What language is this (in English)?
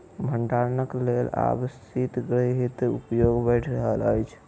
Maithili